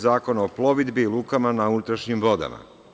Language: Serbian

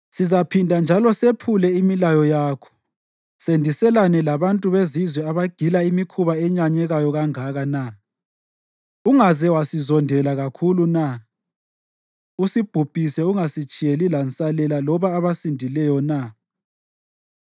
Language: North Ndebele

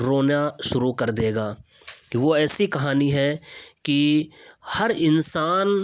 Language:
Urdu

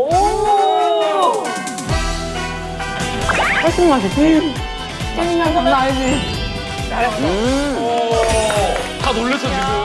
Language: Korean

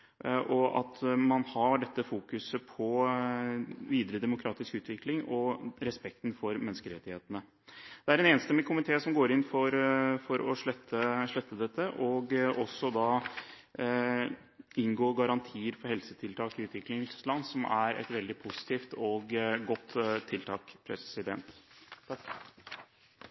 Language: Norwegian Bokmål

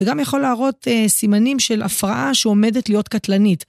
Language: Hebrew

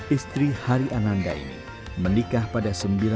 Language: Indonesian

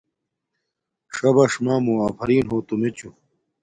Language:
Domaaki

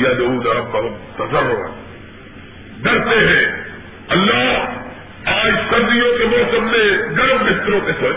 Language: Urdu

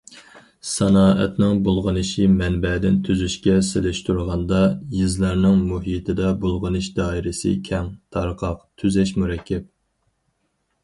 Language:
Uyghur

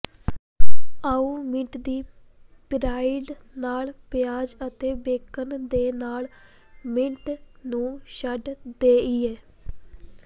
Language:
Punjabi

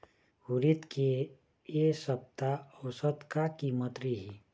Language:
Chhattisgarhi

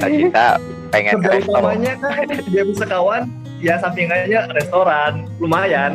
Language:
Indonesian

